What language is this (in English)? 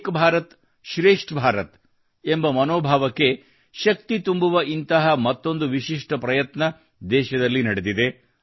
Kannada